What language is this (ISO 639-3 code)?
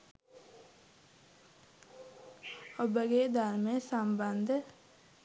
sin